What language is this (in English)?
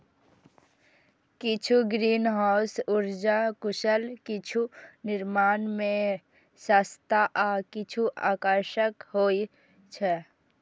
Maithili